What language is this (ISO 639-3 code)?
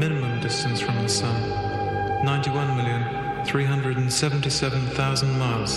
slk